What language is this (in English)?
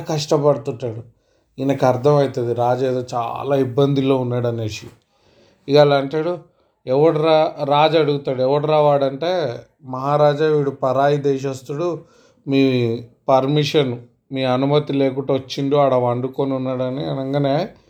Telugu